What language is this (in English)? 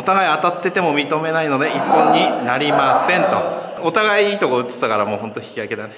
Japanese